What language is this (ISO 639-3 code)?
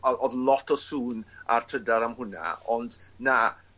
cym